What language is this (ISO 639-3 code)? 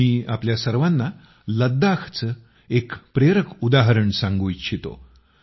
mar